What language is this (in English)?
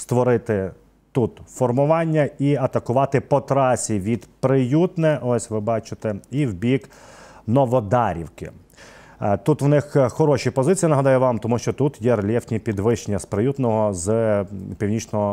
Ukrainian